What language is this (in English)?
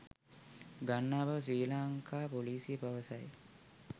Sinhala